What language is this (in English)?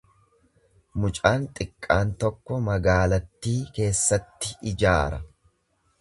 Oromo